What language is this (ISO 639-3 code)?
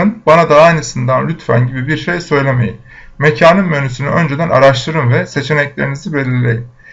tur